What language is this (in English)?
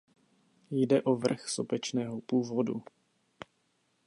Czech